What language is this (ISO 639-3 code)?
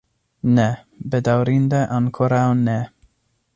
epo